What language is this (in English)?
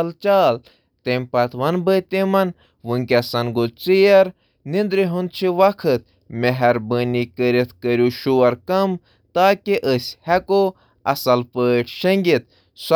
Kashmiri